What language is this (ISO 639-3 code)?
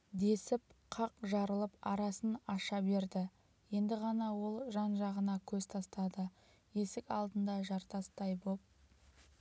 kaz